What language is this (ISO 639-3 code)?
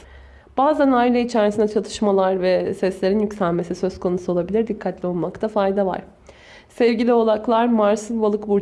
tur